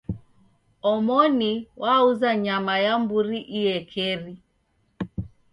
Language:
Taita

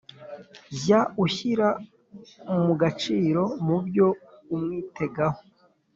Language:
Kinyarwanda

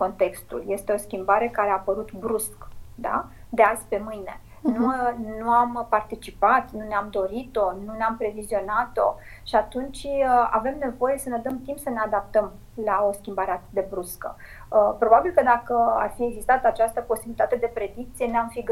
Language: Romanian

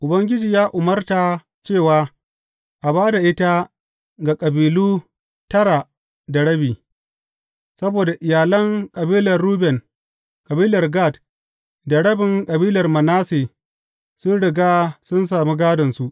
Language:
Hausa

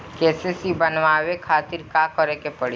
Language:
Bhojpuri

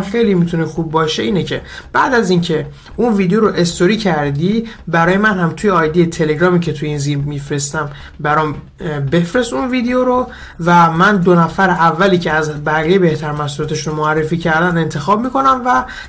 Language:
Persian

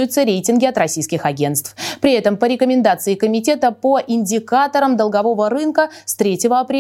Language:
Russian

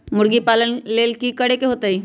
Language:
Magahi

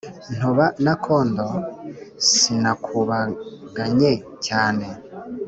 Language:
Kinyarwanda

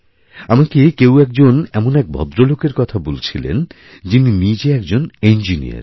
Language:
Bangla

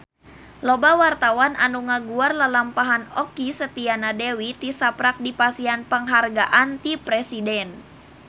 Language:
Sundanese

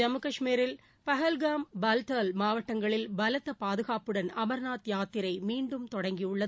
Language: Tamil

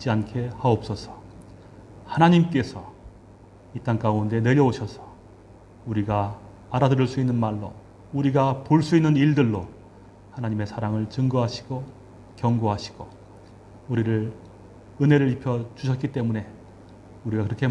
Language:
Korean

